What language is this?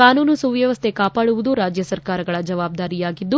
Kannada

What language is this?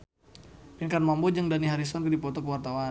Sundanese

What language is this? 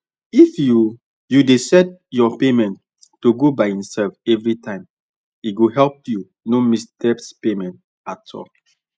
Nigerian Pidgin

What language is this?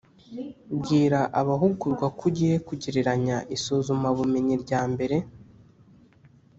Kinyarwanda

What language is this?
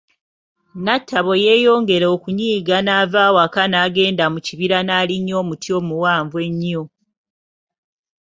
Ganda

